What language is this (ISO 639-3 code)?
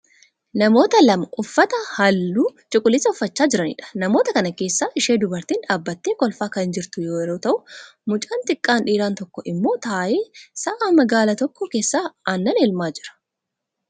orm